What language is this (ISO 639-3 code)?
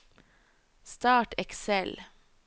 nor